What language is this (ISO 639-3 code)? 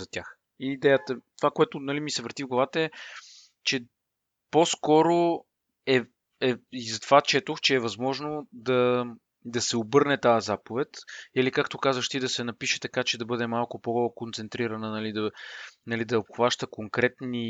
bul